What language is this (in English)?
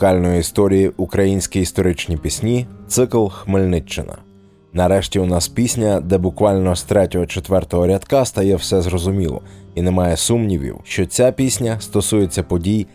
Ukrainian